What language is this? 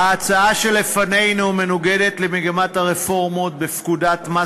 Hebrew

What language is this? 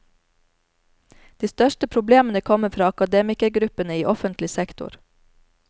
Norwegian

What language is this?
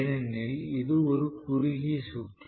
Tamil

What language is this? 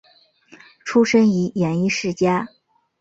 Chinese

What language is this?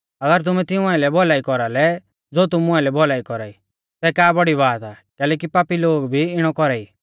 Mahasu Pahari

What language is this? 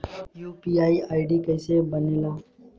Bhojpuri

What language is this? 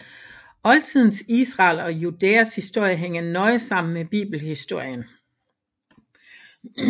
Danish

